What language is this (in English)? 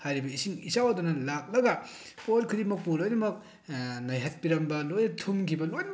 Manipuri